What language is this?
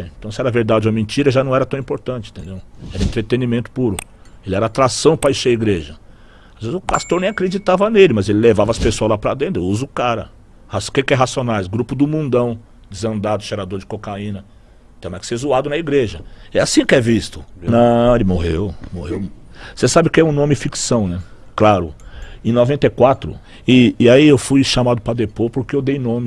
Portuguese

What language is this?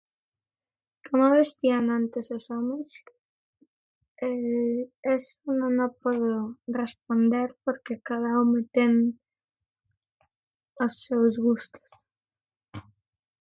Galician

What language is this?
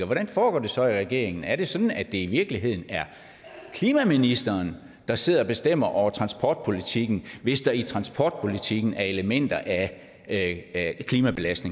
Danish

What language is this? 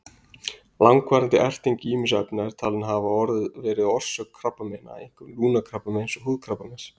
Icelandic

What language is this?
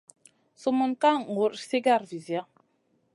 Masana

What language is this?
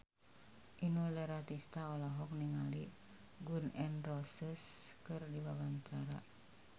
Sundanese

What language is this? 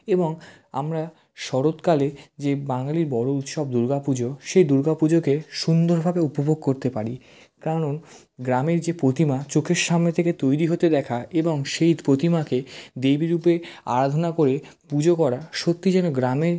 Bangla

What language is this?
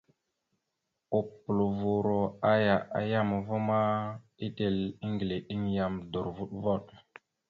Mada (Cameroon)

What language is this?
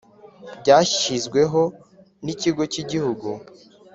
Kinyarwanda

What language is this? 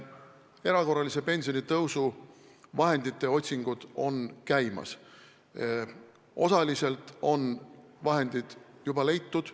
Estonian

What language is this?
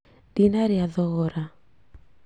Kikuyu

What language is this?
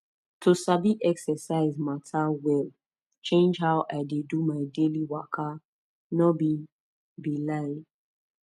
Nigerian Pidgin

